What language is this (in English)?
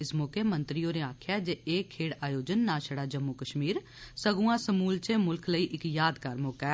Dogri